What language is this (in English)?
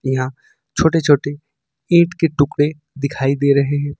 Hindi